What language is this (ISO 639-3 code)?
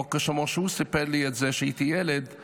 heb